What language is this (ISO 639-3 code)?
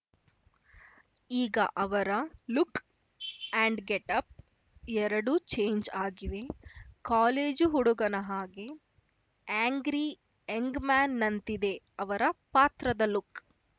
kan